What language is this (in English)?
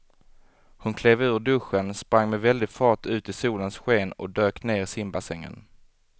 Swedish